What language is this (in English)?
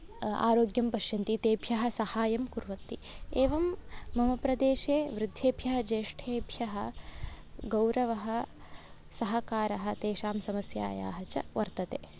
Sanskrit